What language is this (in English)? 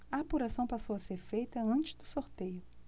Portuguese